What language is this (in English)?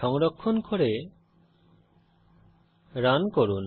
Bangla